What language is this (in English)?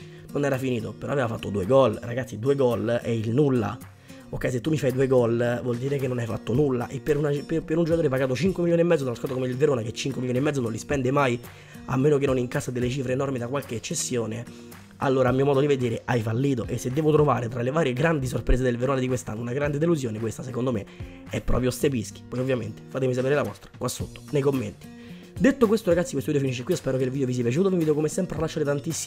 Italian